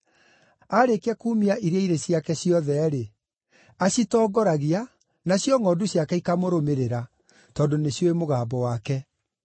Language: Kikuyu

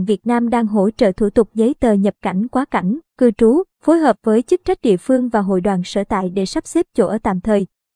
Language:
Vietnamese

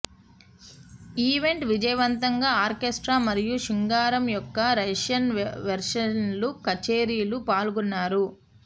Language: Telugu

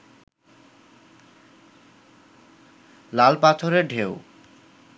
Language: Bangla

